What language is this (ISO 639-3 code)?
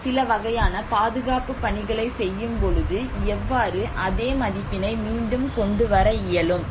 tam